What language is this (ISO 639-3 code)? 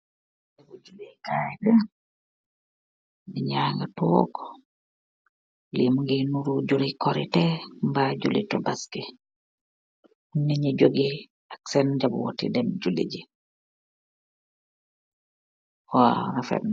wol